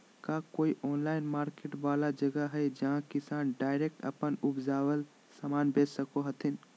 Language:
Magahi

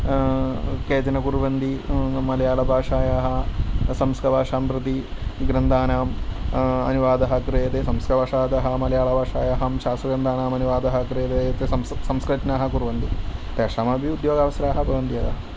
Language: Sanskrit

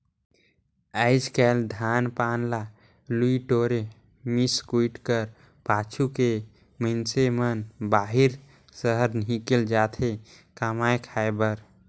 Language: Chhattisgarhi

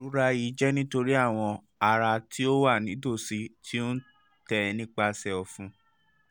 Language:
Yoruba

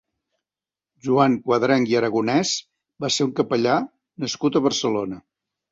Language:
Catalan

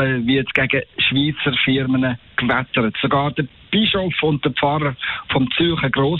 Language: German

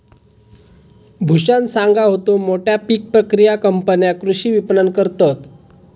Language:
Marathi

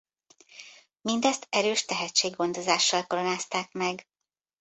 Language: Hungarian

